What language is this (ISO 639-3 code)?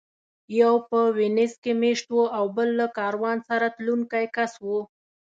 pus